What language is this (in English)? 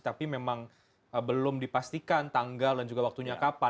Indonesian